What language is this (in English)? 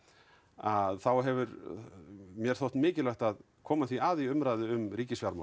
Icelandic